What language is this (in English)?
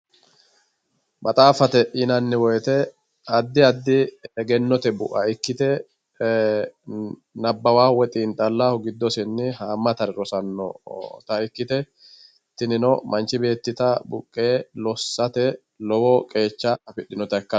Sidamo